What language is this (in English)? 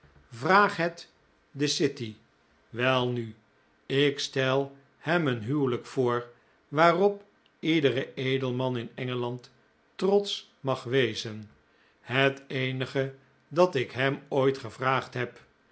Dutch